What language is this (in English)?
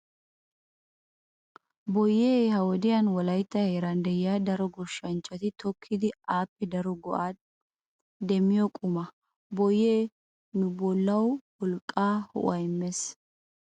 Wolaytta